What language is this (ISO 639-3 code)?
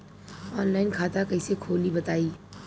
bho